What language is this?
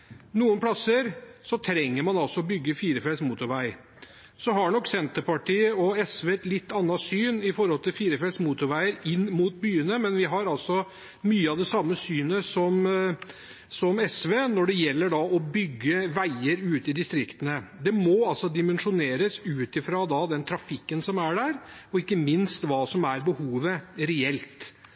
Norwegian Bokmål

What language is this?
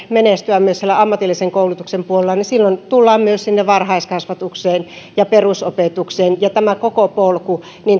Finnish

